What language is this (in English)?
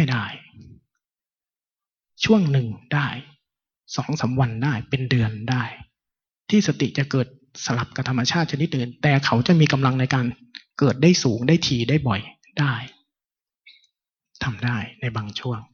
Thai